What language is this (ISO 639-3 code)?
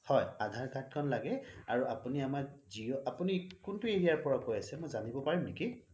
asm